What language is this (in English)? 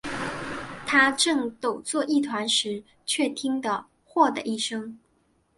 Chinese